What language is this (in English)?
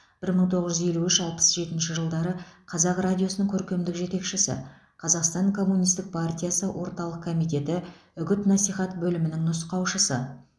Kazakh